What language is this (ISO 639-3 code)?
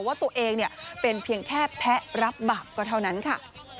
tha